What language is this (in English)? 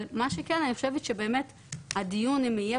Hebrew